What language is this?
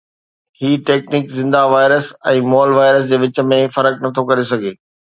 Sindhi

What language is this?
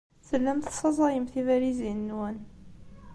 Kabyle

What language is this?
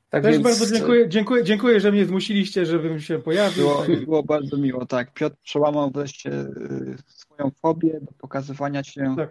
Polish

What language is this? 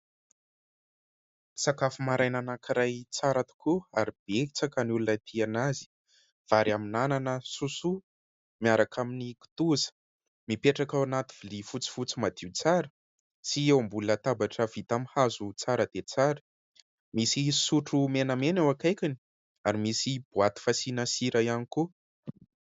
Malagasy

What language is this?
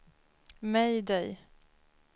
Swedish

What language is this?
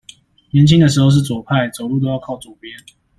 Chinese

